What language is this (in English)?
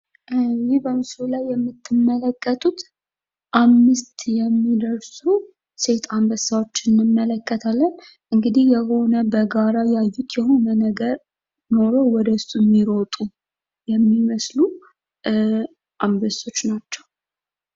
Amharic